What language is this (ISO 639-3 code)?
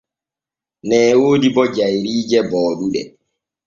fue